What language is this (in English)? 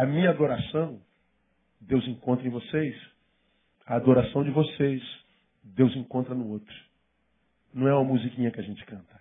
Portuguese